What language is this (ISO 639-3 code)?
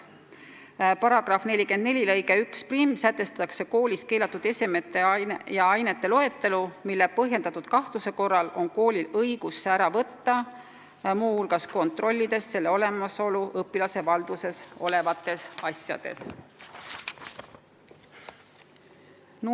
est